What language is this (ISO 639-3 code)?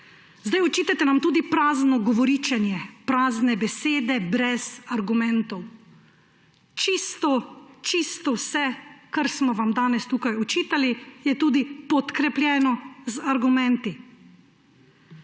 slv